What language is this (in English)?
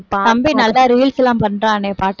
Tamil